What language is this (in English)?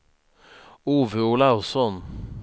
Swedish